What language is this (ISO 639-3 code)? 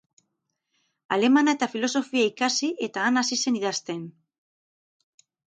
eus